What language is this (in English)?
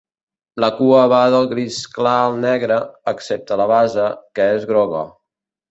Catalan